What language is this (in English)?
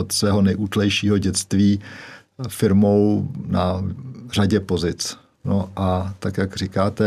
Czech